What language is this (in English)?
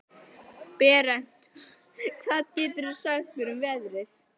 Icelandic